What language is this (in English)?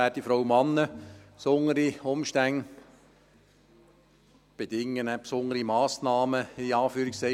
Swiss German